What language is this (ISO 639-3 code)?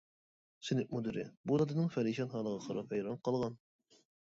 uig